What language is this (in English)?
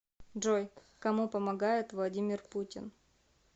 Russian